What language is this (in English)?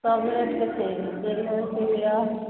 Maithili